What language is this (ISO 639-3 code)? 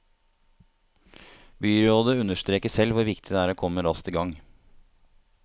nor